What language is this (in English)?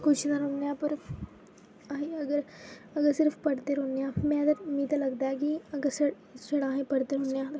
Dogri